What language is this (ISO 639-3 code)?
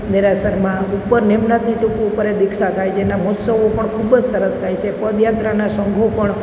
guj